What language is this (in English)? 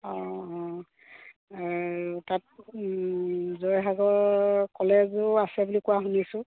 Assamese